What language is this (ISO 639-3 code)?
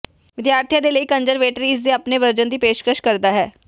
pan